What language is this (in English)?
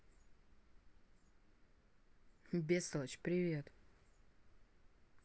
Russian